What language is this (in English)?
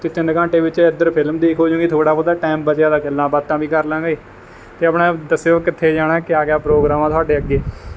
Punjabi